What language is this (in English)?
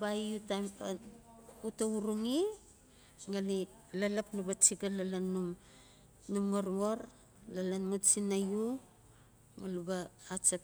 Notsi